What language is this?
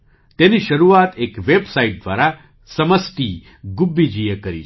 Gujarati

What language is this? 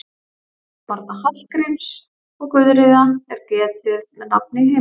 Icelandic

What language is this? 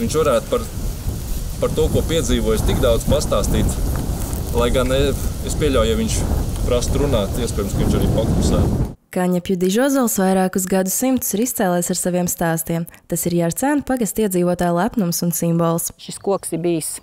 Latvian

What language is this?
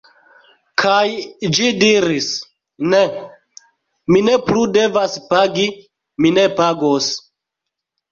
Esperanto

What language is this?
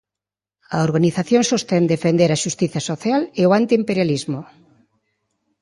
Galician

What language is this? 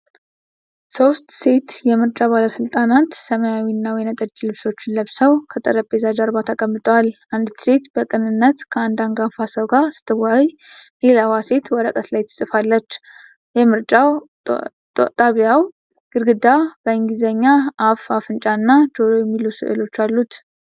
Amharic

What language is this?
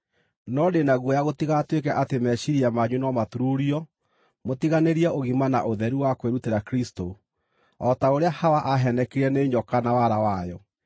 Kikuyu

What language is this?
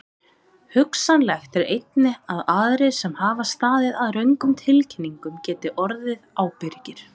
Icelandic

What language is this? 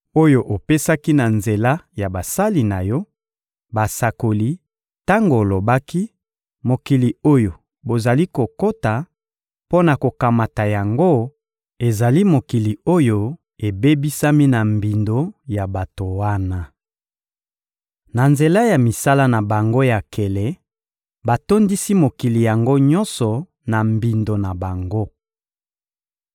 Lingala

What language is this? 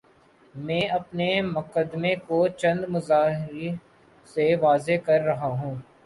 Urdu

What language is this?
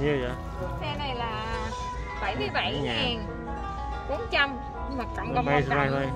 Vietnamese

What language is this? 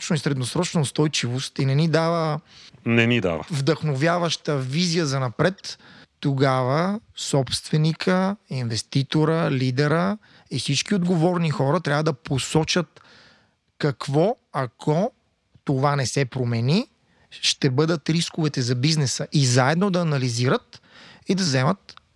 Bulgarian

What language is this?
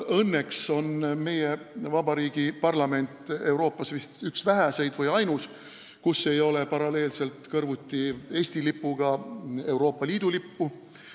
Estonian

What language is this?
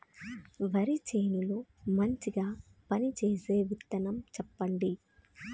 Telugu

